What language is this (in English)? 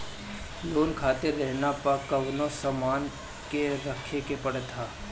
Bhojpuri